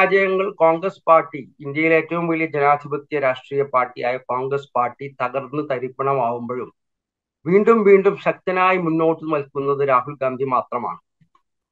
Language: Malayalam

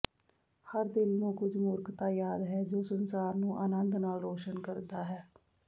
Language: Punjabi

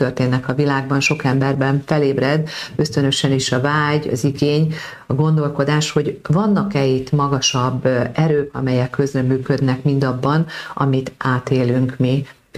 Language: Hungarian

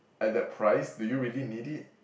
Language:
English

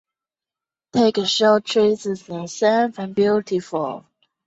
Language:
Chinese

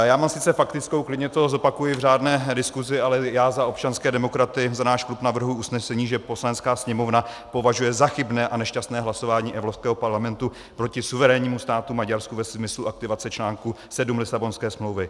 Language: Czech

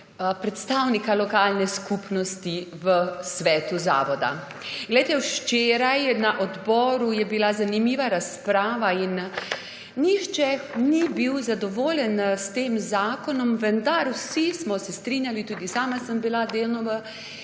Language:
Slovenian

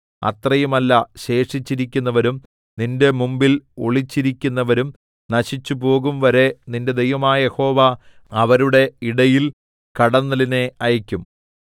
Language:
Malayalam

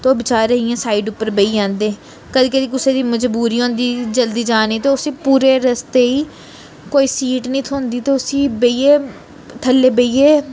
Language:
Dogri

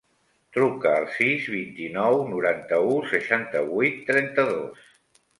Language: Catalan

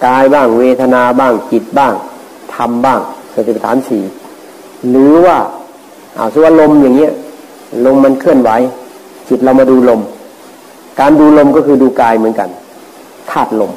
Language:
Thai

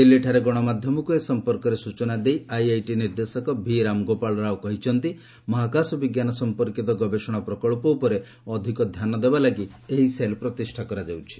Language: Odia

